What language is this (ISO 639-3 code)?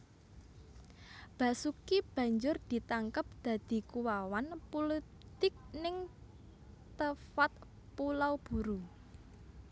jav